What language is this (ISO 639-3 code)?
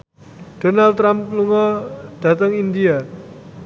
jav